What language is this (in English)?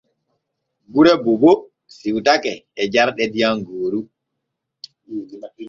Borgu Fulfulde